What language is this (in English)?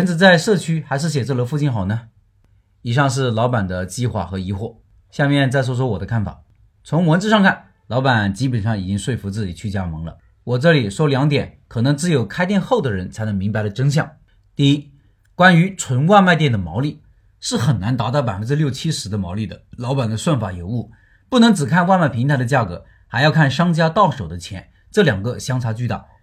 Chinese